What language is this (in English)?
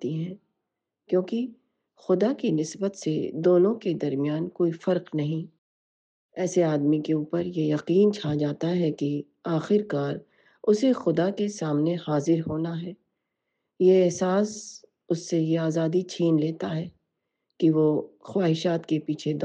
Urdu